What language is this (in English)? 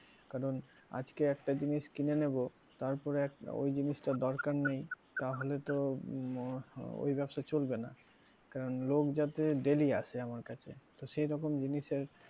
Bangla